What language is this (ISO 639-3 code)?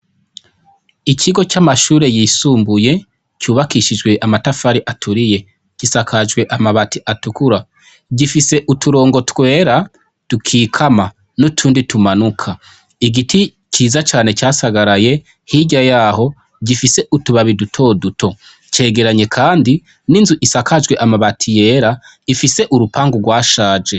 run